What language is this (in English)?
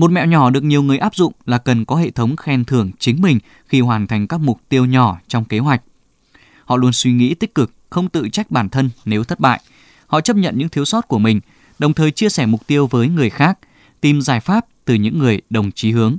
Vietnamese